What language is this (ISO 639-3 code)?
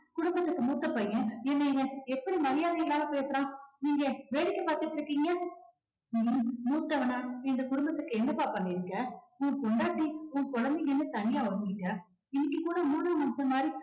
tam